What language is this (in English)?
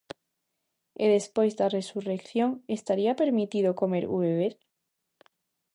Galician